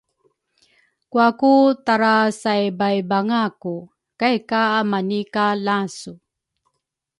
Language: Rukai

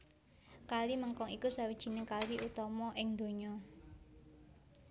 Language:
Javanese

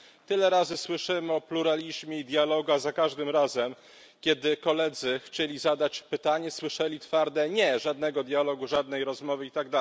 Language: Polish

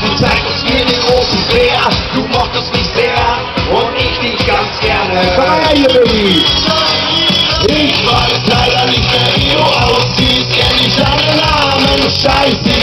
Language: Italian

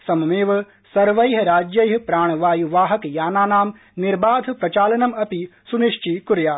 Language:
Sanskrit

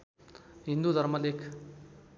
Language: Nepali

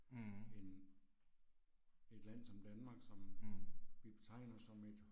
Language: Danish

